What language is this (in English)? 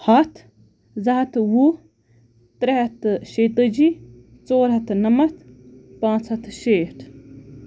Kashmiri